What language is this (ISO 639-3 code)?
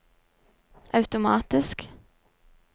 nor